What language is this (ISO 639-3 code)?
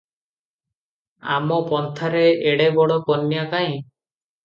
ori